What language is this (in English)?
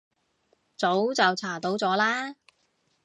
Cantonese